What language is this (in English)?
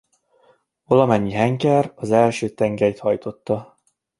Hungarian